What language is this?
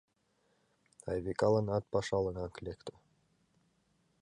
Mari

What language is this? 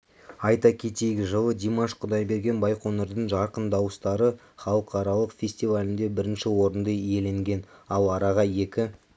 Kazakh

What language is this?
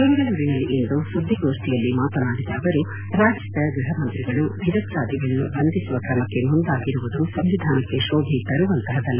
Kannada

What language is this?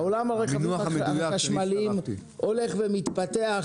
Hebrew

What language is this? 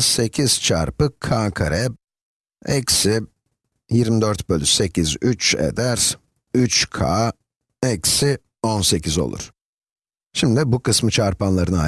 Turkish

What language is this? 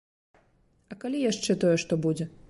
Belarusian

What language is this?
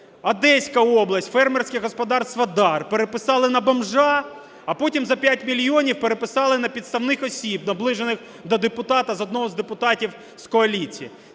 Ukrainian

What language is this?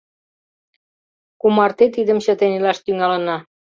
Mari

